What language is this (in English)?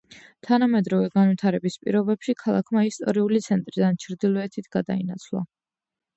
Georgian